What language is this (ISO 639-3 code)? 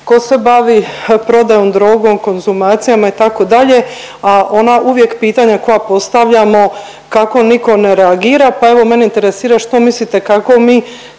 hrv